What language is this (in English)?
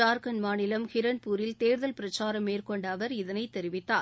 Tamil